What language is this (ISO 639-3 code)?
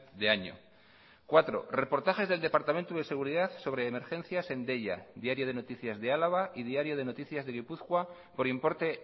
spa